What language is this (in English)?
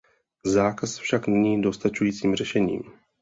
Czech